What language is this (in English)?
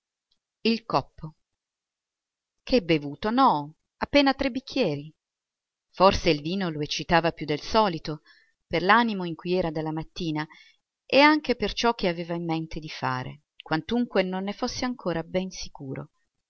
Italian